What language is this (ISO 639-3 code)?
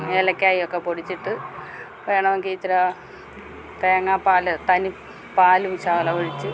mal